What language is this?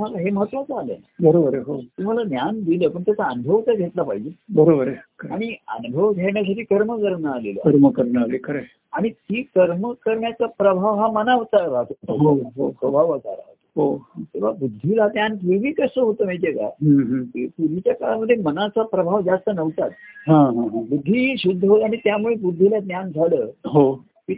Marathi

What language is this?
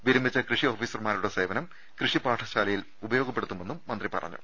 Malayalam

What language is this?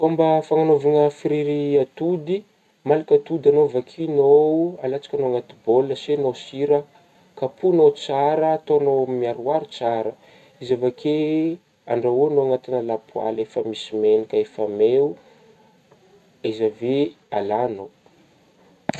Northern Betsimisaraka Malagasy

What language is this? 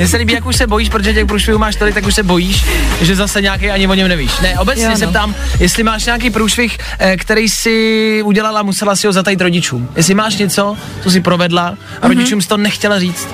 Czech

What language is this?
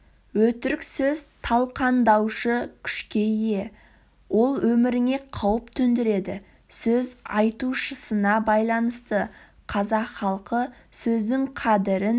Kazakh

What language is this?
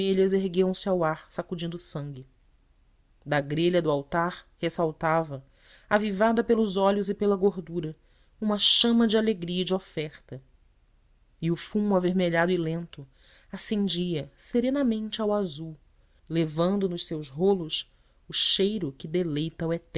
Portuguese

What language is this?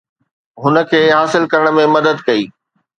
Sindhi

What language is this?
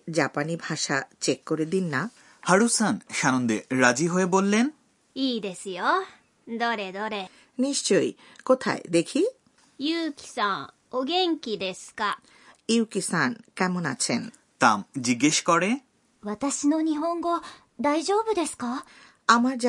Bangla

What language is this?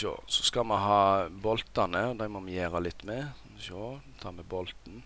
Norwegian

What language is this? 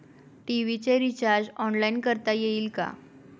Marathi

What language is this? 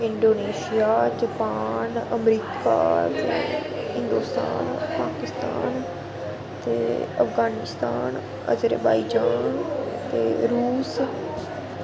Dogri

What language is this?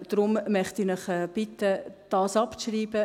Swiss German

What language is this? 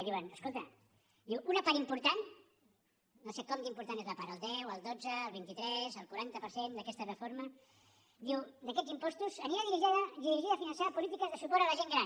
Catalan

